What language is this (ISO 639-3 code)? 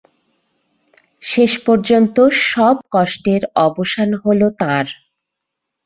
ben